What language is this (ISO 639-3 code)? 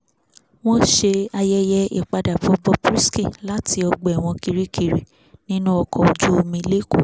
yor